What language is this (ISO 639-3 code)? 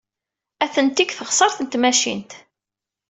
kab